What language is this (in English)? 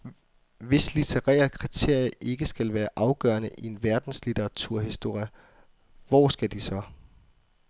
Danish